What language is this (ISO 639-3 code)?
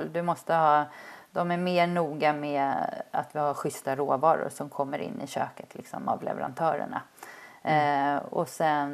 swe